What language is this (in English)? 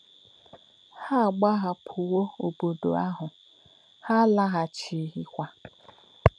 Igbo